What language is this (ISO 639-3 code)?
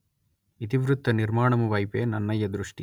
tel